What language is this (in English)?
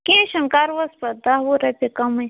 Kashmiri